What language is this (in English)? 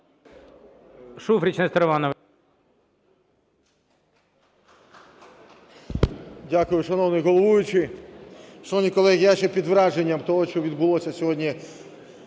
Ukrainian